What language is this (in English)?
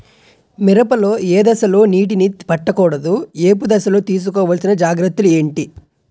Telugu